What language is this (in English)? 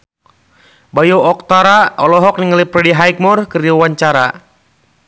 Sundanese